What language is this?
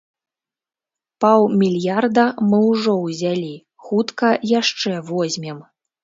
Belarusian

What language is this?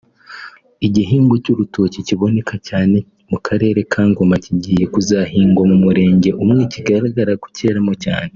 Kinyarwanda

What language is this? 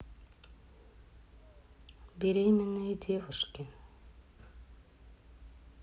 Russian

